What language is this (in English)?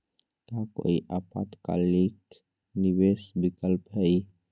Magahi